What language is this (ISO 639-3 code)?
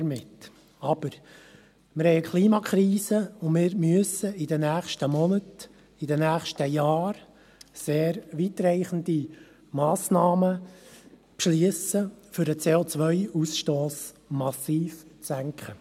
gsw